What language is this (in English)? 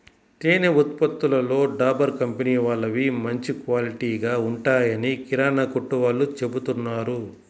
Telugu